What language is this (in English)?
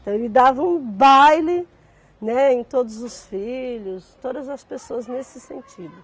Portuguese